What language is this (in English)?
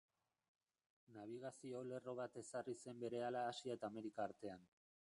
Basque